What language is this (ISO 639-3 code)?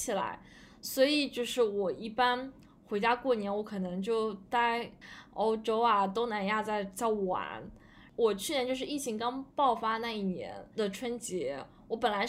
zho